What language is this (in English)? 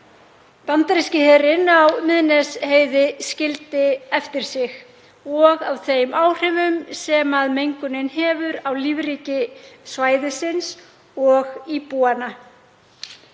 Icelandic